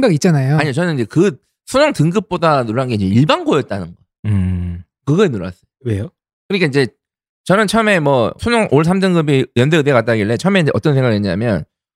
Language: Korean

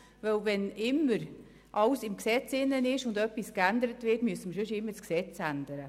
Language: Swiss German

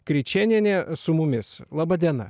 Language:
Lithuanian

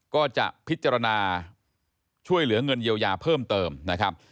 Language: Thai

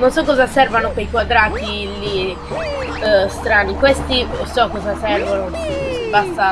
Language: Italian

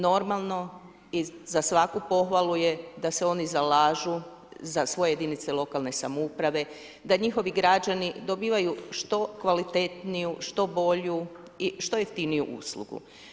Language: Croatian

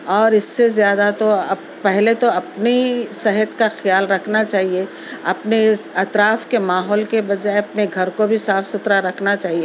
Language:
Urdu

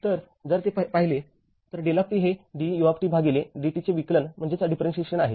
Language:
Marathi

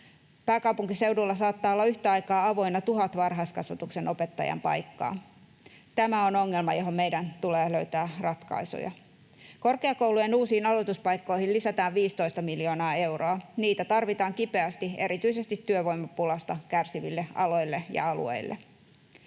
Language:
Finnish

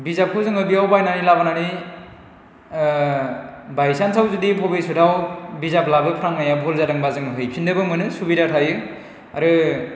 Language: Bodo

